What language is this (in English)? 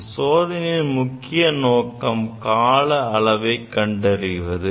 Tamil